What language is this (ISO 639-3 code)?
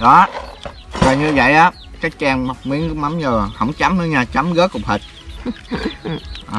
vie